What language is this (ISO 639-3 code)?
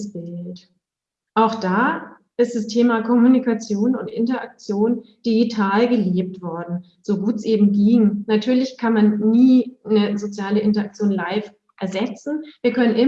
deu